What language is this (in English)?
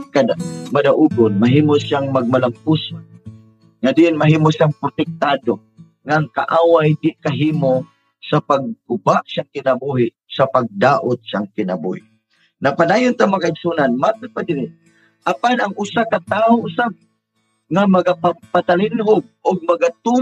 Filipino